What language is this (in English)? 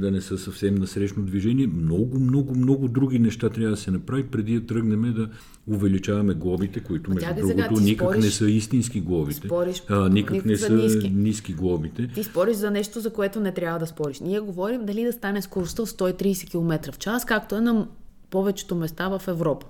Bulgarian